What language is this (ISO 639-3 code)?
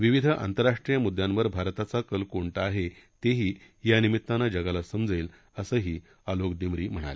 mar